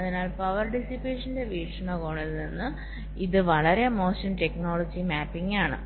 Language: Malayalam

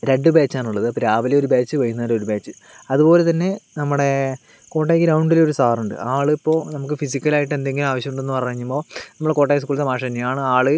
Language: Malayalam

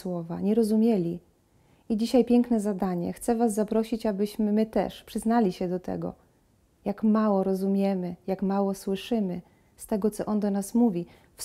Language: Polish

